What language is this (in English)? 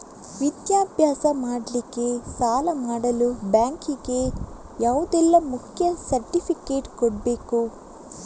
Kannada